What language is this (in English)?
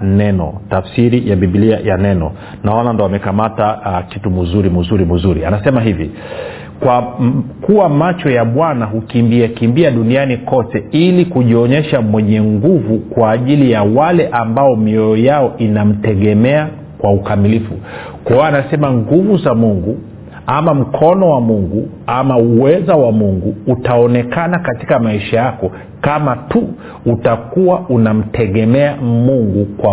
Swahili